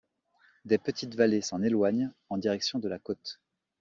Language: French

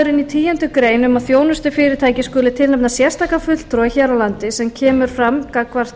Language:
Icelandic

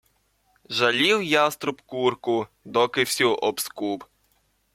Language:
Ukrainian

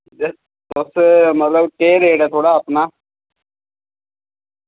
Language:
Dogri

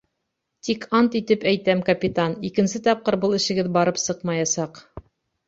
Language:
Bashkir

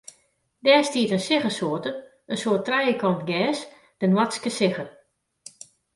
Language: Western Frisian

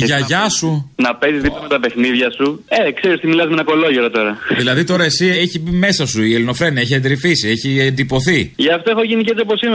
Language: Greek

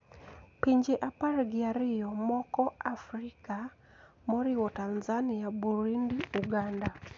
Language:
Luo (Kenya and Tanzania)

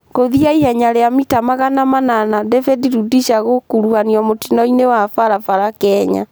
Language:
Kikuyu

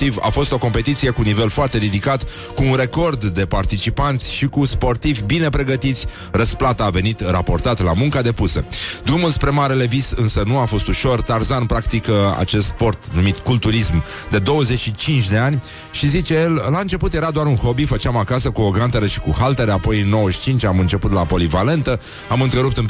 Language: Romanian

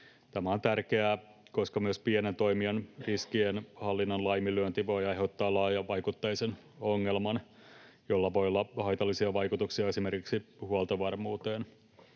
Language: Finnish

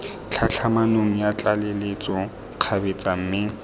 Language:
Tswana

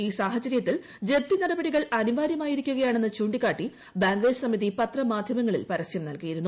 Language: Malayalam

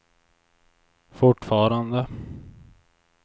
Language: Swedish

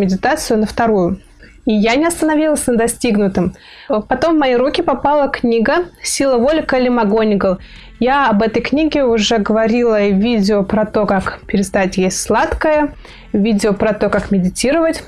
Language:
Russian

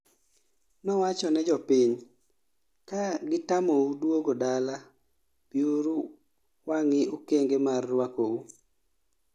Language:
Luo (Kenya and Tanzania)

